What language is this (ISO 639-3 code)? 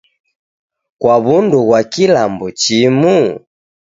dav